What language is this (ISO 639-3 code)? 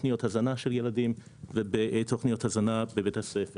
heb